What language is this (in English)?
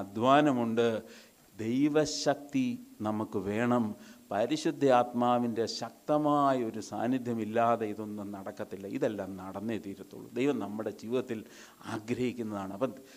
Malayalam